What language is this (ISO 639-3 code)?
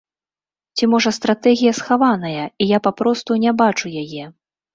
bel